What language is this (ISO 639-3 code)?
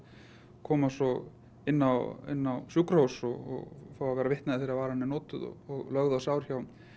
isl